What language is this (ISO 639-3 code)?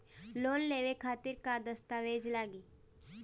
bho